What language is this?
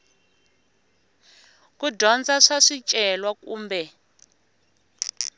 Tsonga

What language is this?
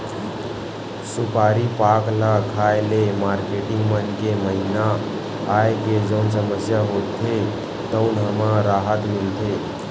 Chhattisgarhi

